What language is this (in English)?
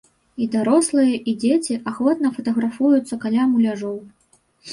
Belarusian